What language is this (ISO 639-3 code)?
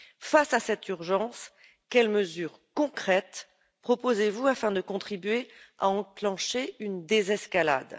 fra